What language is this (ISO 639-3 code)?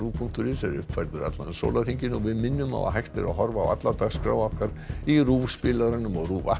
isl